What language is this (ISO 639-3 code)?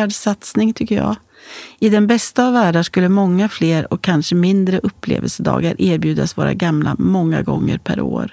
swe